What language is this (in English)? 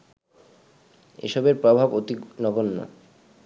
Bangla